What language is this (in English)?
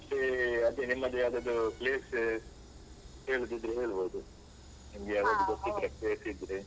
Kannada